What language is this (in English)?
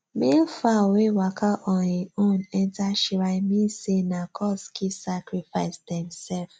Nigerian Pidgin